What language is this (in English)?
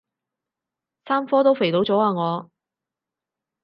Cantonese